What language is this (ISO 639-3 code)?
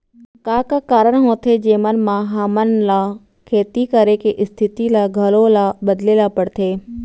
hne